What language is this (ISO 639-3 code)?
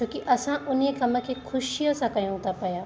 snd